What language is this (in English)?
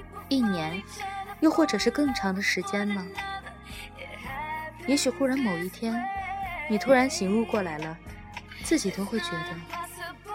Chinese